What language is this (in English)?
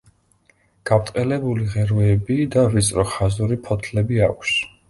Georgian